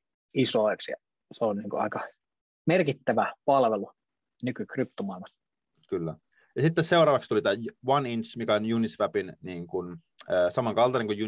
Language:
Finnish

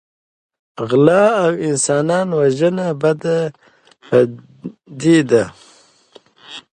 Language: Pashto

